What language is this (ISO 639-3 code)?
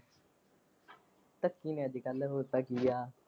pan